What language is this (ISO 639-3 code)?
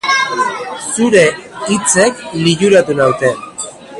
eus